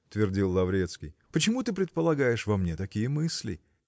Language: Russian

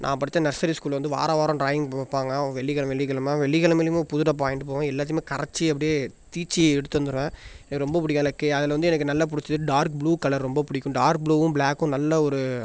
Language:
Tamil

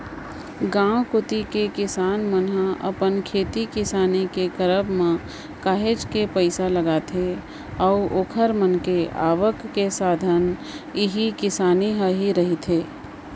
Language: Chhattisgarhi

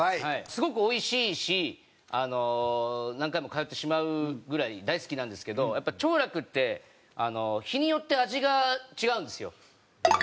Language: Japanese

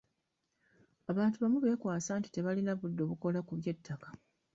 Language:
Ganda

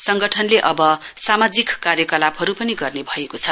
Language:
Nepali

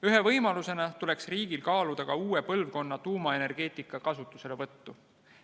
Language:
Estonian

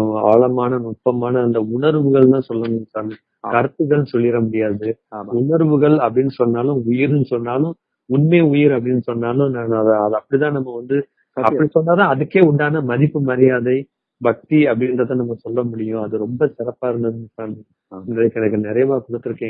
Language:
Tamil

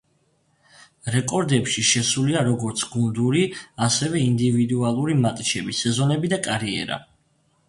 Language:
Georgian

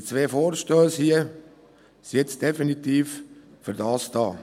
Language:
Swiss German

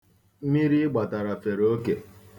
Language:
Igbo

